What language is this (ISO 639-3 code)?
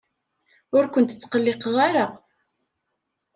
kab